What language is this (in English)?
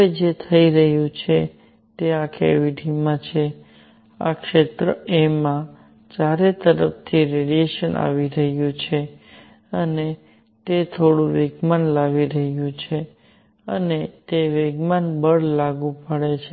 Gujarati